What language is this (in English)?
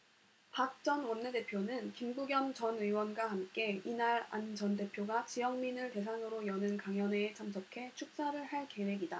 Korean